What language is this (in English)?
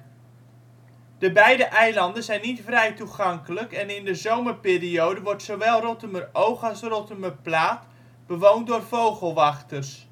Dutch